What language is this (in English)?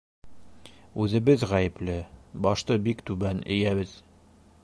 Bashkir